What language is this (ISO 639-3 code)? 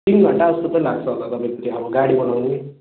nep